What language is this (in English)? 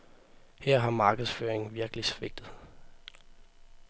Danish